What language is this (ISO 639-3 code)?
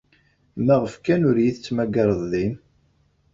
kab